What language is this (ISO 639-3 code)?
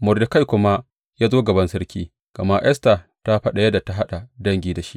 hau